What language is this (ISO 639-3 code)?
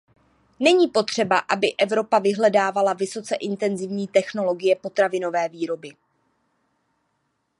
ces